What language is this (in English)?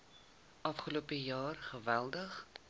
Afrikaans